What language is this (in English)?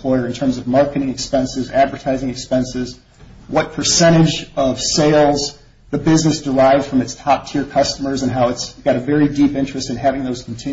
English